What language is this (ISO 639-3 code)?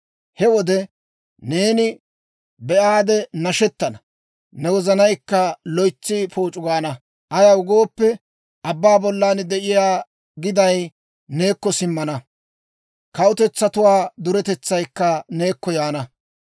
dwr